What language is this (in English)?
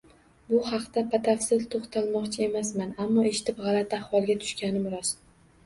Uzbek